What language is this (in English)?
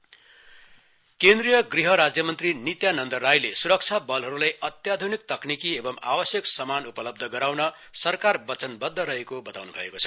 Nepali